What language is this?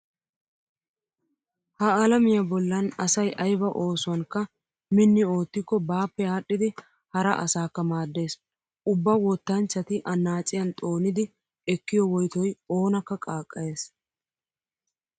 Wolaytta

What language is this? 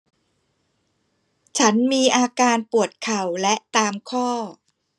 Thai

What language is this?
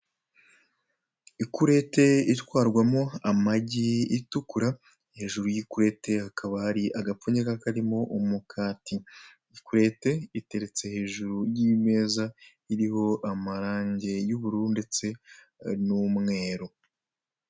Kinyarwanda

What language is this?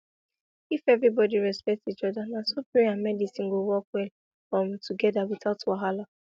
Nigerian Pidgin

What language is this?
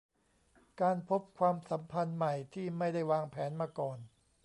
Thai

